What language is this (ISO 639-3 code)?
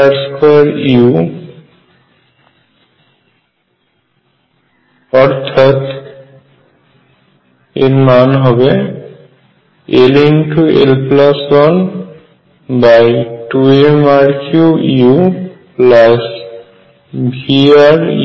ben